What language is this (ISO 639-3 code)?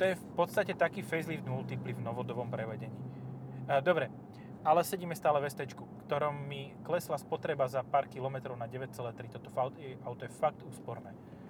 slk